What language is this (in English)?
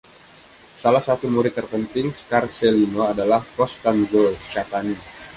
Indonesian